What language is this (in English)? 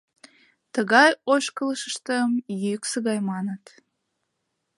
Mari